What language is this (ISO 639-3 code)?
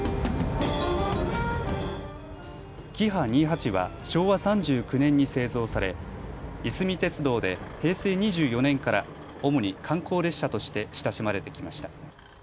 jpn